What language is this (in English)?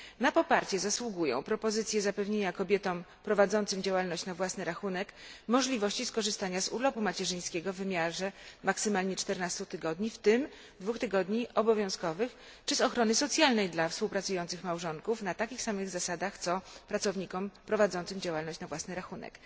Polish